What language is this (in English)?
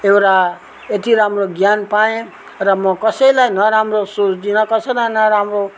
Nepali